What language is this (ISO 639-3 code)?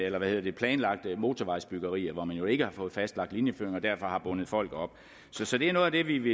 dan